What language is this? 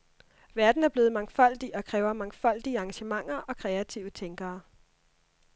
Danish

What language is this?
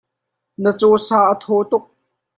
Hakha Chin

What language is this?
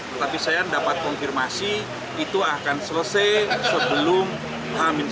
Indonesian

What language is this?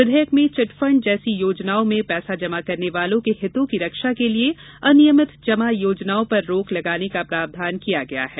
Hindi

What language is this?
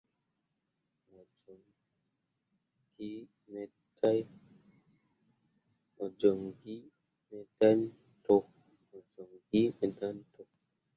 Mundang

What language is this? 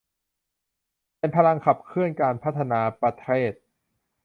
Thai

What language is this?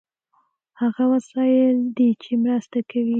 Pashto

